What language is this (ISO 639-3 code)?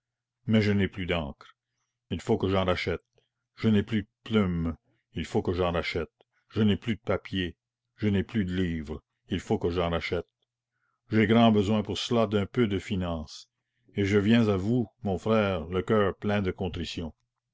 fra